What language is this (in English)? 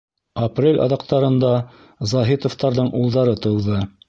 Bashkir